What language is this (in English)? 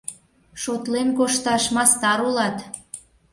Mari